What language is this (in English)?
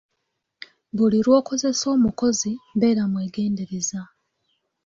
Ganda